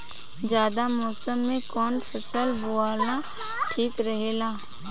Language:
Bhojpuri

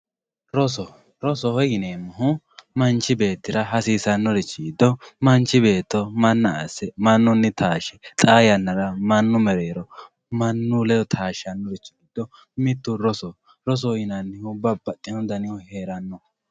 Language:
Sidamo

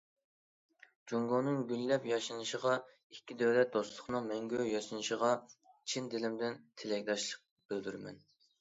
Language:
Uyghur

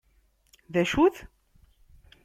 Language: Kabyle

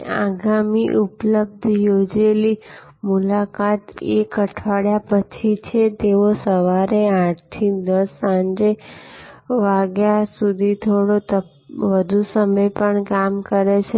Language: Gujarati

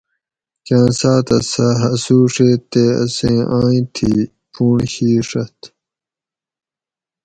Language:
Gawri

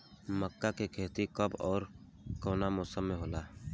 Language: Bhojpuri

